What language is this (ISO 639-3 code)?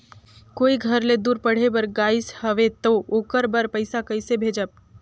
hne